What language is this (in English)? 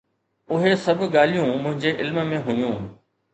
Sindhi